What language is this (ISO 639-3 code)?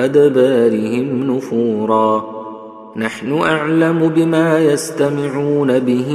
ara